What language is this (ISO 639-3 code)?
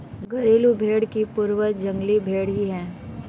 hin